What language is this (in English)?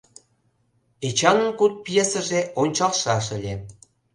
Mari